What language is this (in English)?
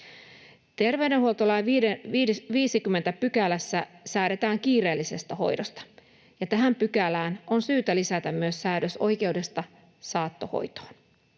Finnish